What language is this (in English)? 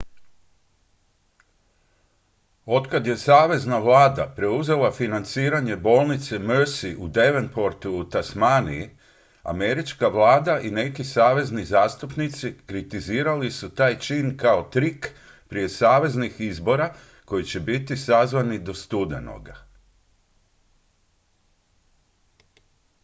Croatian